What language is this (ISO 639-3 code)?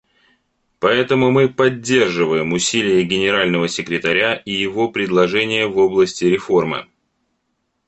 rus